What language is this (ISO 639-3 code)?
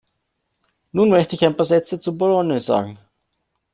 deu